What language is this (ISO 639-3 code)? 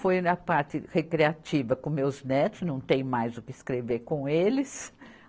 por